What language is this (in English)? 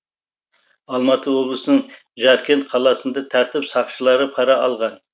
Kazakh